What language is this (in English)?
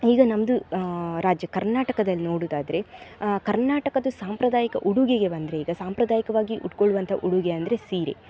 Kannada